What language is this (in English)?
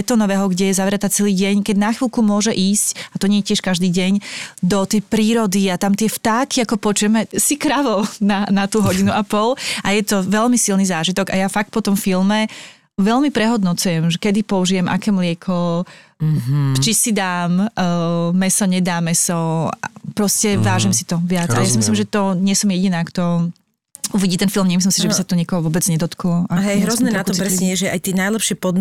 Slovak